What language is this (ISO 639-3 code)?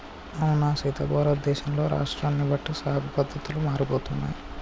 tel